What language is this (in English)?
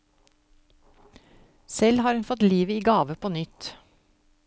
Norwegian